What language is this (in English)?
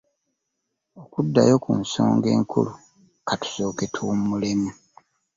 Ganda